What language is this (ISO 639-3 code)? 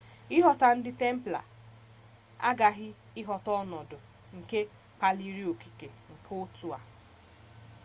ibo